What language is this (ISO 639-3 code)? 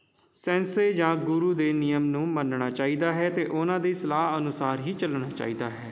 pan